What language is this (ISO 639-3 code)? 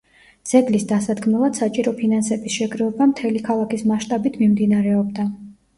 kat